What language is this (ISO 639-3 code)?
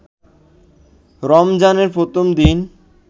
ben